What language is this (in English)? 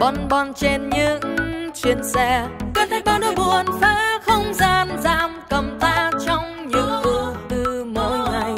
Vietnamese